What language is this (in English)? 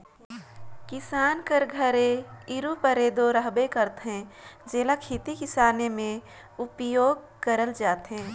Chhattisgarhi